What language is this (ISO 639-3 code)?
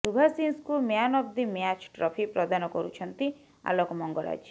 ori